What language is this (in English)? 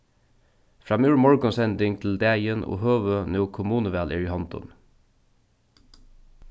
Faroese